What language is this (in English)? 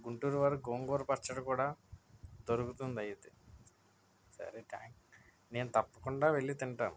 Telugu